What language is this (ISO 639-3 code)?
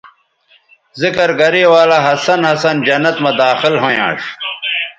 btv